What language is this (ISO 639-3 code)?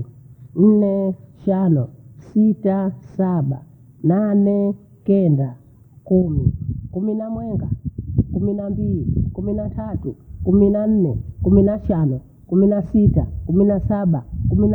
bou